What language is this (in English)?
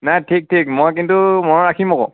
Assamese